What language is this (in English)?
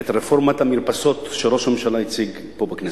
Hebrew